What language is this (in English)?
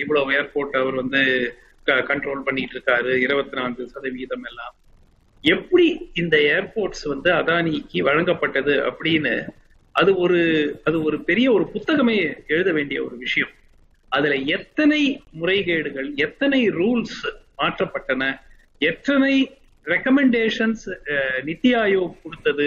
Tamil